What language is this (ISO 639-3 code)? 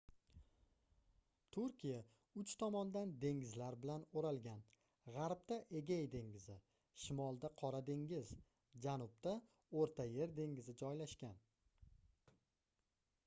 uzb